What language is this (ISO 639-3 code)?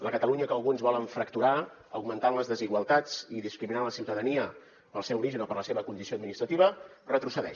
cat